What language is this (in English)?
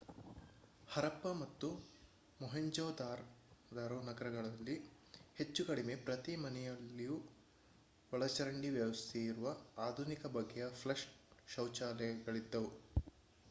Kannada